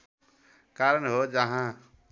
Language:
Nepali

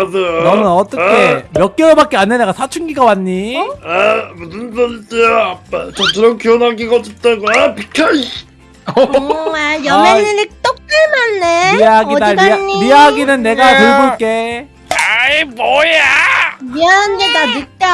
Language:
Korean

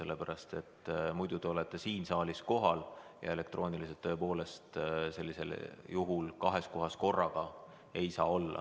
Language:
Estonian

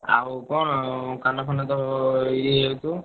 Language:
Odia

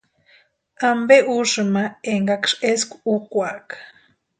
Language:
Western Highland Purepecha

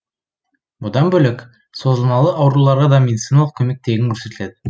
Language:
Kazakh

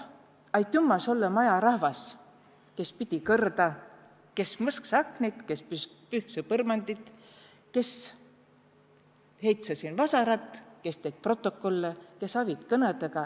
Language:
Estonian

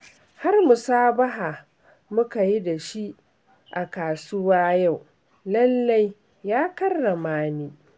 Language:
Hausa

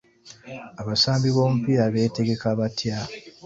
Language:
Ganda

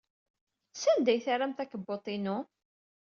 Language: Kabyle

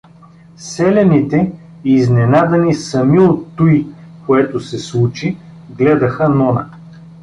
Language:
Bulgarian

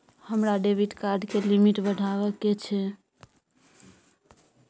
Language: Maithili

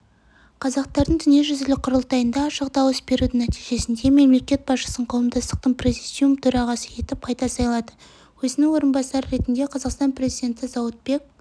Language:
Kazakh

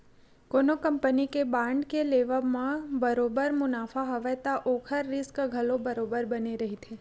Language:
Chhattisgarhi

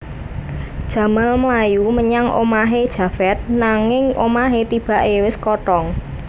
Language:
Javanese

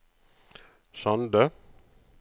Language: Norwegian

